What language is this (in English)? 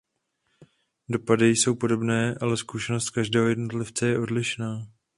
Czech